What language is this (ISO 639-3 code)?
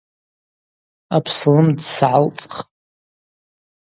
abq